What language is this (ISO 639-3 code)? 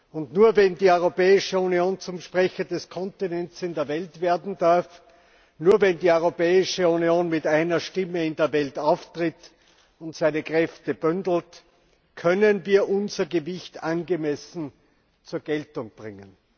deu